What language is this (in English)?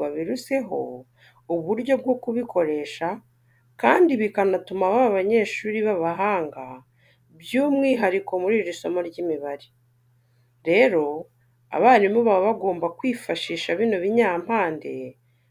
Kinyarwanda